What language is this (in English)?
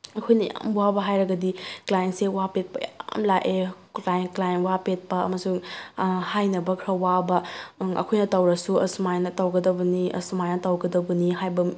Manipuri